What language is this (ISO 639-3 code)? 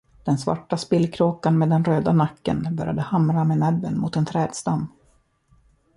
swe